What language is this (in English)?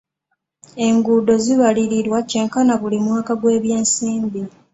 Ganda